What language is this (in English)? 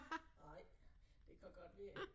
Danish